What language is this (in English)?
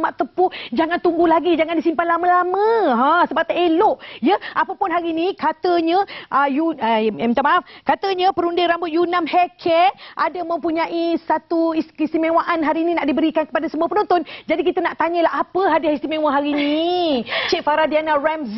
Malay